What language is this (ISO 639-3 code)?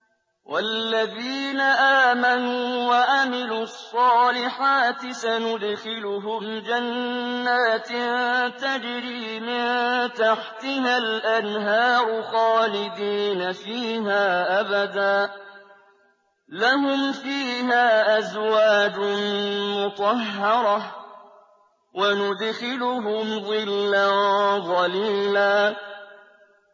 ara